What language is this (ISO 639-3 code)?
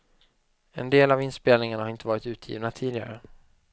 swe